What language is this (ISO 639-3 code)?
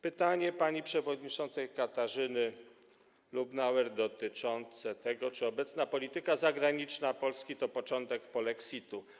pol